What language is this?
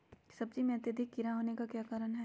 Magahi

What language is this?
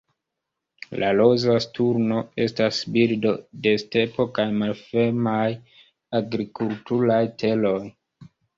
Esperanto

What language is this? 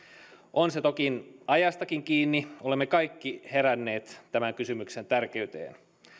Finnish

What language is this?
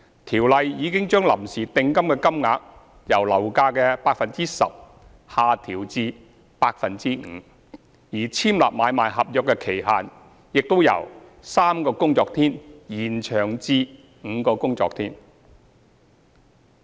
Cantonese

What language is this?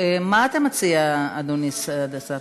Hebrew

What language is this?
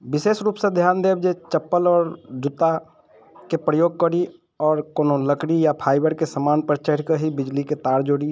Maithili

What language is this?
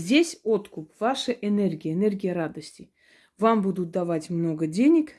Russian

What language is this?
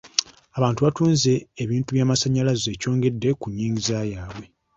Ganda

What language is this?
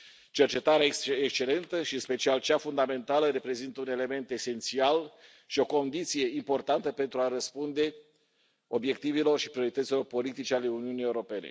Romanian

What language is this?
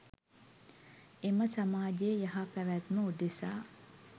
Sinhala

